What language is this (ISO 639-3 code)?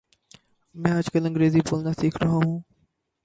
urd